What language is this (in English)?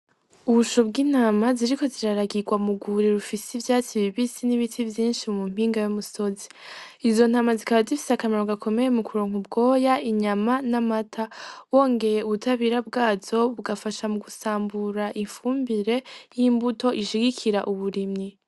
Rundi